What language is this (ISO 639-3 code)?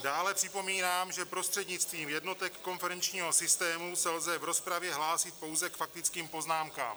ces